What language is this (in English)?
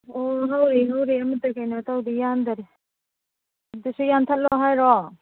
Manipuri